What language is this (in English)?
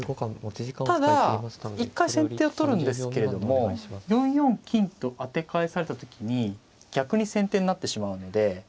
Japanese